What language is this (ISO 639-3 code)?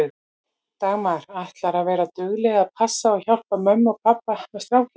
isl